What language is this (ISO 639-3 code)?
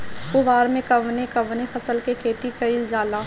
bho